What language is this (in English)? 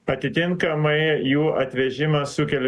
Lithuanian